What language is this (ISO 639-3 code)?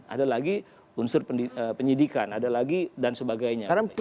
ind